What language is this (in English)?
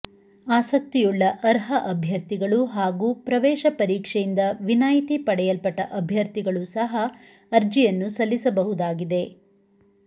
Kannada